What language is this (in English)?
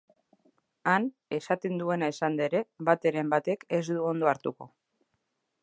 Basque